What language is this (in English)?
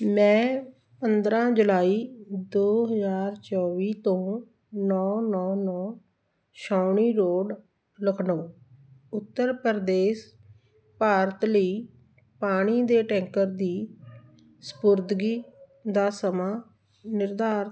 Punjabi